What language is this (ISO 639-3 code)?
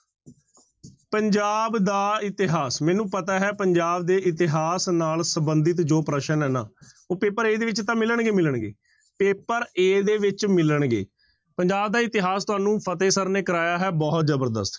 pan